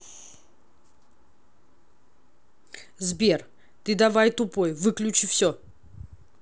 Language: Russian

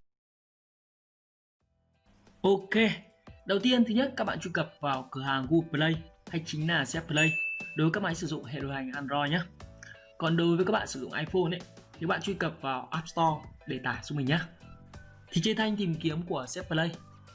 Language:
Vietnamese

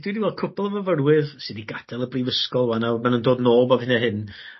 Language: Welsh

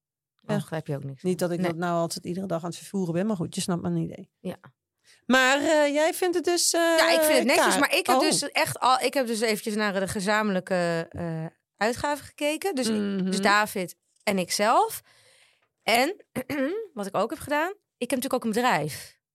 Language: Dutch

